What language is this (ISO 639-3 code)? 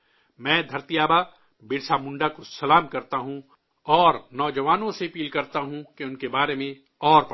urd